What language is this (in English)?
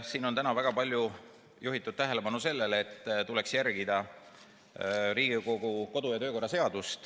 Estonian